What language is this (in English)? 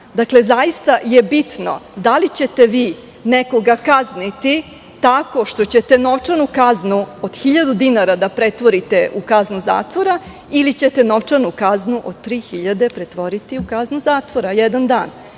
Serbian